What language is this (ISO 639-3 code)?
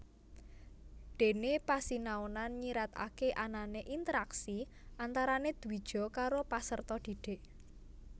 jav